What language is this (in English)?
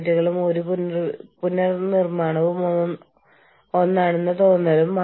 Malayalam